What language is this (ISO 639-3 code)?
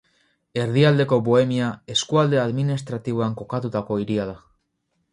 eus